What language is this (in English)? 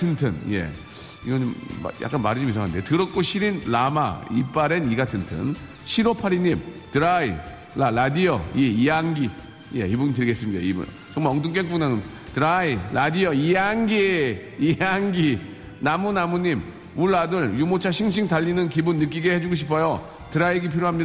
Korean